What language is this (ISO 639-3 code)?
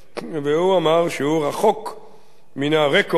heb